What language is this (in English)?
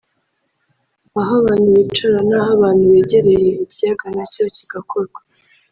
Kinyarwanda